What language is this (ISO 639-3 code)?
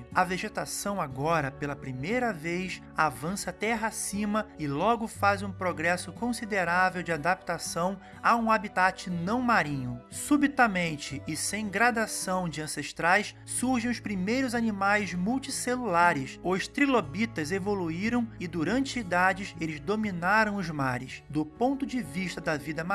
por